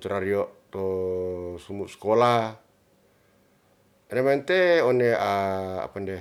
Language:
Ratahan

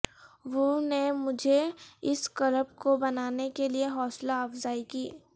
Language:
Urdu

